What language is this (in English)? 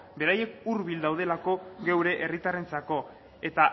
Basque